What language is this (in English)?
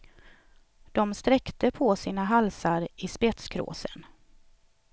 Swedish